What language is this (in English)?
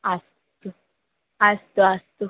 Sanskrit